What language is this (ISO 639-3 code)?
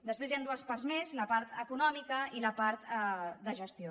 cat